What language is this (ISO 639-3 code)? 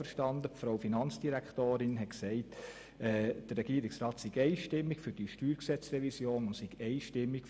gsw